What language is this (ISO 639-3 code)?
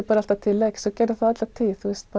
isl